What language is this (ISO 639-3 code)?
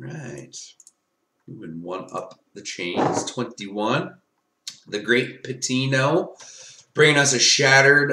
eng